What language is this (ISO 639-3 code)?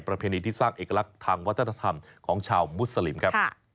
tha